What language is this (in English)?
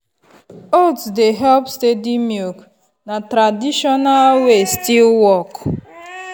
Nigerian Pidgin